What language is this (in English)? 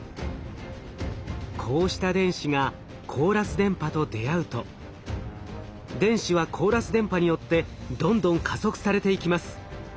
Japanese